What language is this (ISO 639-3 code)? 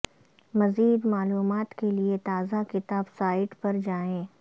urd